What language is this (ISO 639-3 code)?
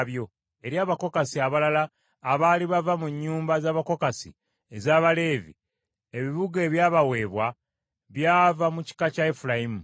lug